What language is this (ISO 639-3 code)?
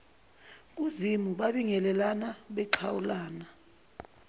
zul